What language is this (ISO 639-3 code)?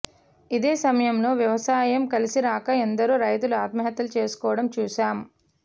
tel